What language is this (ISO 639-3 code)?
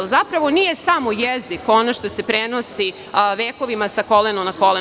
srp